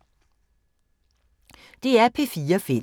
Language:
Danish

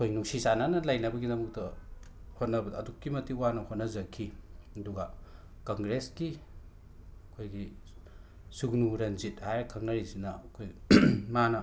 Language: Manipuri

